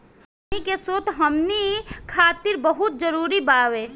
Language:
Bhojpuri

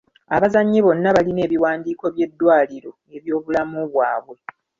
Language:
Ganda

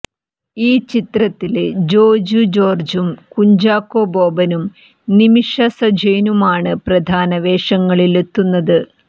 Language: Malayalam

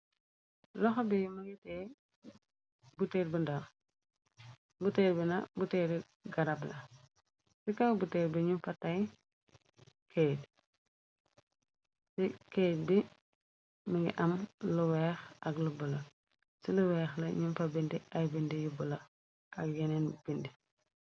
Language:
Wolof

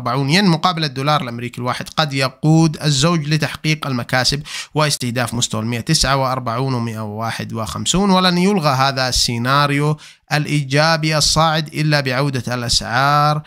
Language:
Arabic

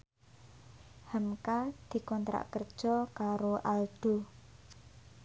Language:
Javanese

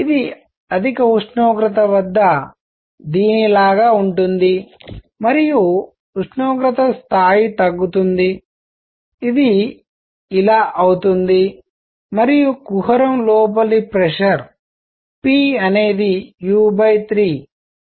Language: Telugu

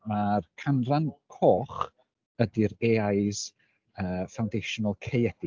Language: Welsh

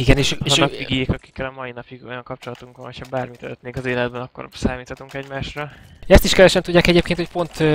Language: Hungarian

